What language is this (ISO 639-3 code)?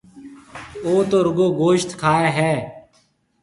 mve